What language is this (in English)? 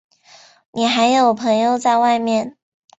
Chinese